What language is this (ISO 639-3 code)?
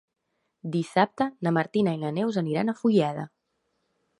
cat